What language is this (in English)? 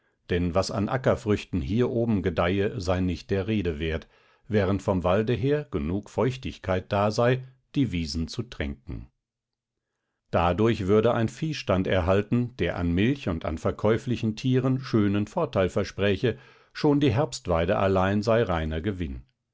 German